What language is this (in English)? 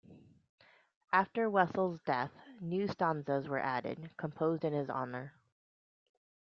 English